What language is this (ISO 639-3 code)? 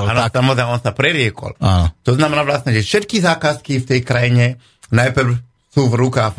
slk